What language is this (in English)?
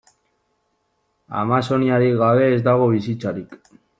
Basque